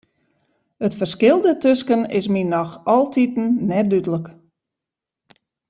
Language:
Western Frisian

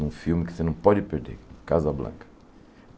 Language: Portuguese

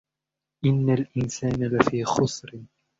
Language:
Arabic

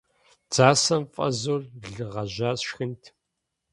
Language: Kabardian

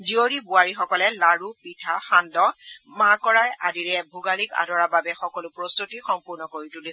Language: Assamese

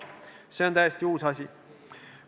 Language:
Estonian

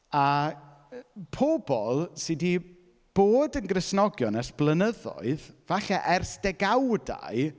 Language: Welsh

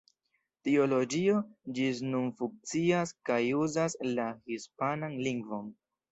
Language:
Esperanto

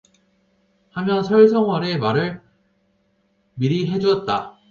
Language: Korean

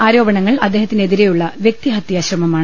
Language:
Malayalam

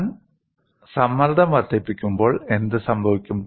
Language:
Malayalam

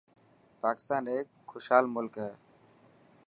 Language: Dhatki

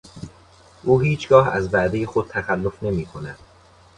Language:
Persian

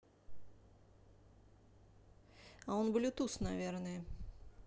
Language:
Russian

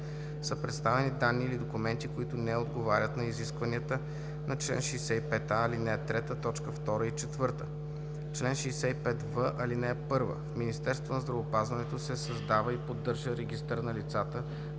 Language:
Bulgarian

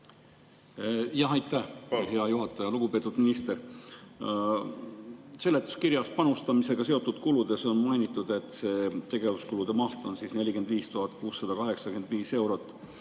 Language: Estonian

